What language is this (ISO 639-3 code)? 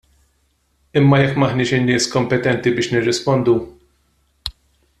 mlt